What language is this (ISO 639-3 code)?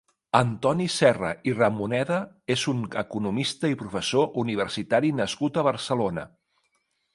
cat